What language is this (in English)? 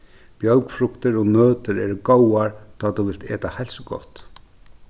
Faroese